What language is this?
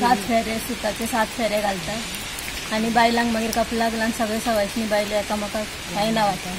Marathi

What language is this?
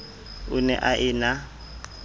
Southern Sotho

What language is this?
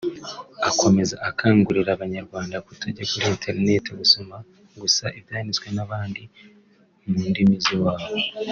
Kinyarwanda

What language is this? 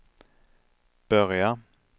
Swedish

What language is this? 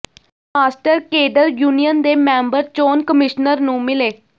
Punjabi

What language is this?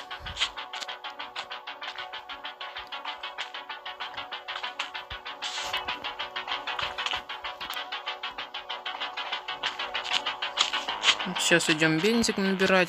Russian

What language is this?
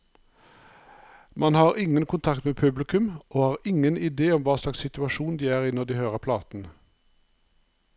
Norwegian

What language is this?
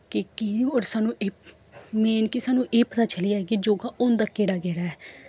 Dogri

